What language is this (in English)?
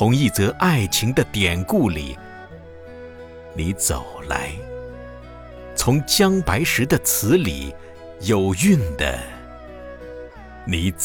Chinese